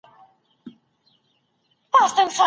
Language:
Pashto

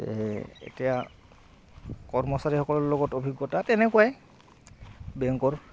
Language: Assamese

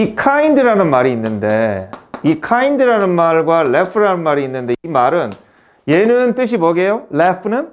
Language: Korean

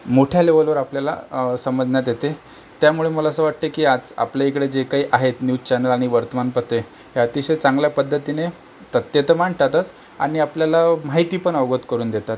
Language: Marathi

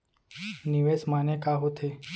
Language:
Chhattisgarhi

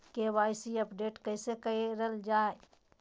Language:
Magahi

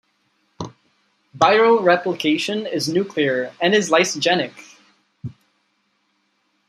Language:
English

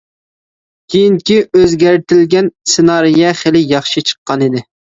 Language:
Uyghur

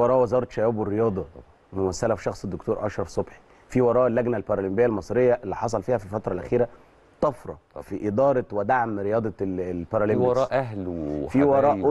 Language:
Arabic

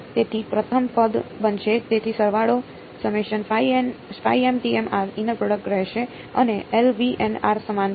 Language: Gujarati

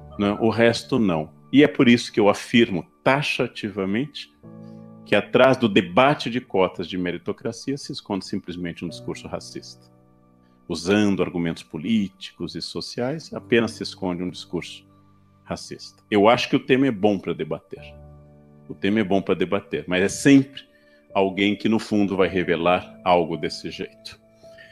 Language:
Portuguese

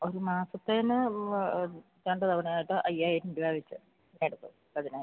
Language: Malayalam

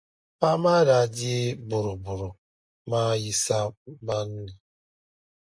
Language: Dagbani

